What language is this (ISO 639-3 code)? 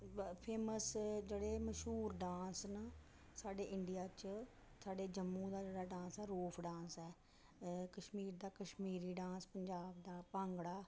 doi